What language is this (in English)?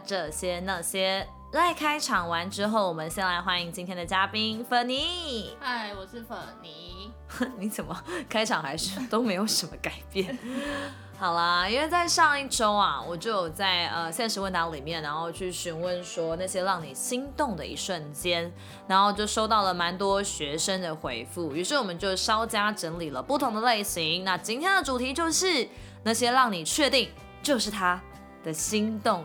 Chinese